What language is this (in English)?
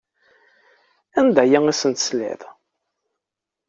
Kabyle